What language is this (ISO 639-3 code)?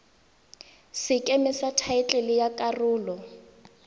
tsn